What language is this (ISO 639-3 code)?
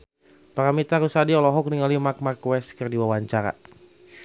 sun